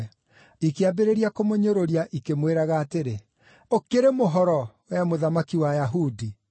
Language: Kikuyu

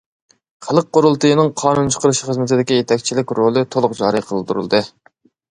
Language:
Uyghur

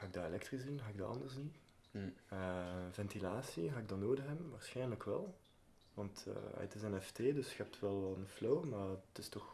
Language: Dutch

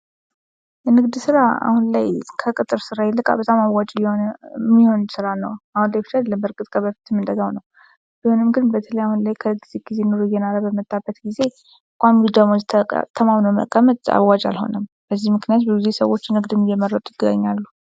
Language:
Amharic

